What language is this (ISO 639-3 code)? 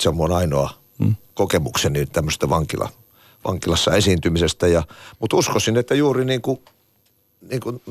fin